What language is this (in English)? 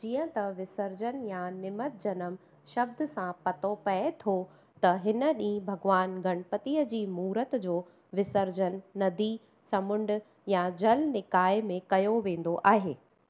Sindhi